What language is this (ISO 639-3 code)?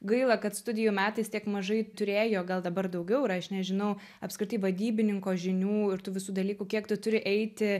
lit